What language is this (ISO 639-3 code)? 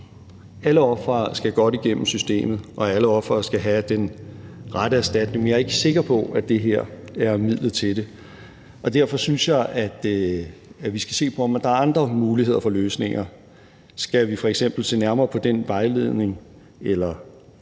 dan